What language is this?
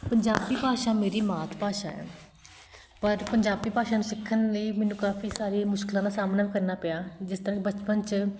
Punjabi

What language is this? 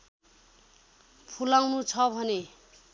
Nepali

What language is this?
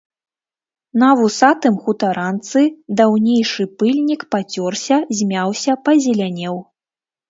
Belarusian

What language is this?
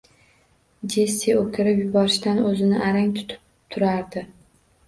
Uzbek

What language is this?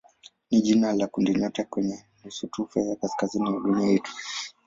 Swahili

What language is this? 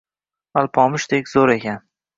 Uzbek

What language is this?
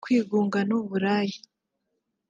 Kinyarwanda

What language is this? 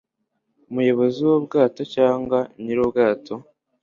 Kinyarwanda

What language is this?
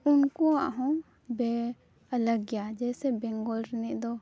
Santali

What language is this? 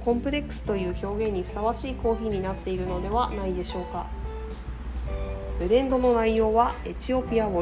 Japanese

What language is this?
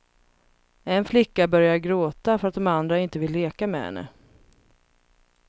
Swedish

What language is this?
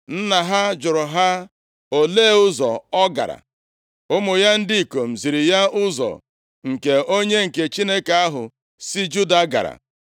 Igbo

